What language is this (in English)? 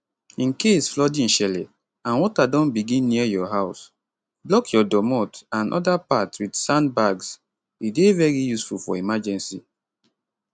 Nigerian Pidgin